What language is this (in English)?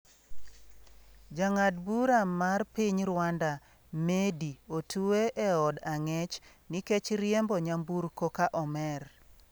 Luo (Kenya and Tanzania)